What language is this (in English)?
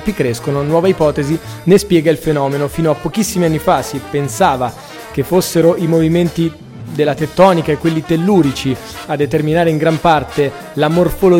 Italian